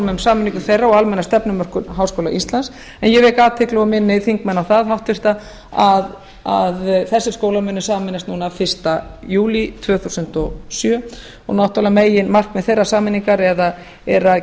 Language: Icelandic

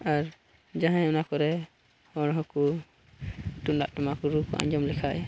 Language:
Santali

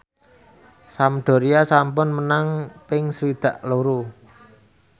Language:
Javanese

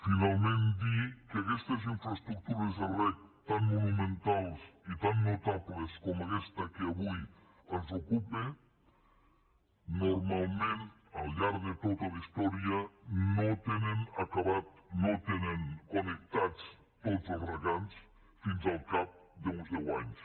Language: Catalan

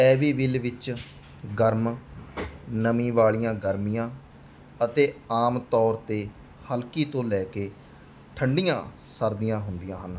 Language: Punjabi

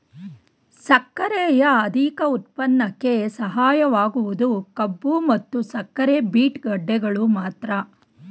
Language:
Kannada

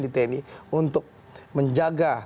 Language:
Indonesian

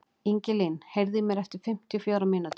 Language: Icelandic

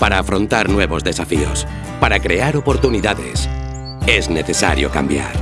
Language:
Spanish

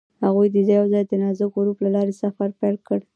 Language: Pashto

